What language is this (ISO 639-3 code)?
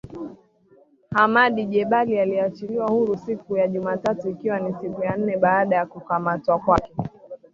swa